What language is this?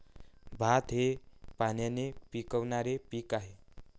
Marathi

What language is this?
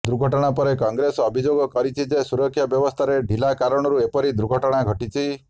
Odia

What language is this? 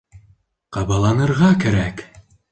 Bashkir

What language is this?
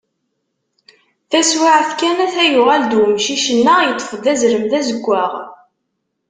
Kabyle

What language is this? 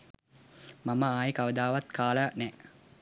Sinhala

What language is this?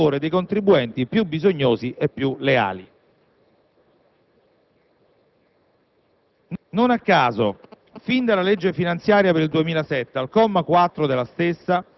Italian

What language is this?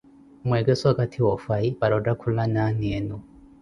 Koti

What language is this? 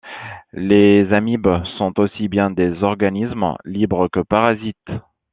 French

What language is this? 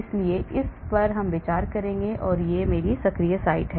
Hindi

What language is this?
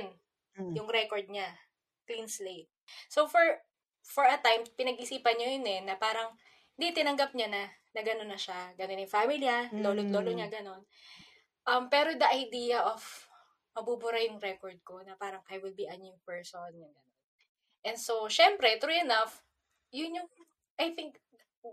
Filipino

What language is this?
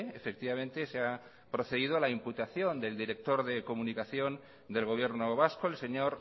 Spanish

